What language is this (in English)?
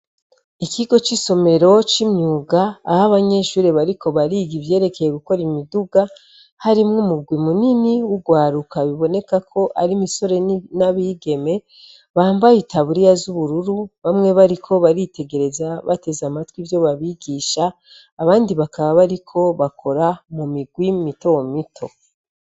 Rundi